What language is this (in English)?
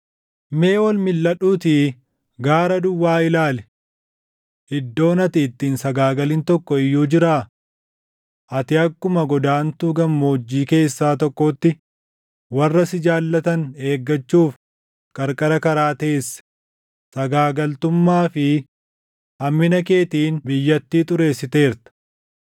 Oromo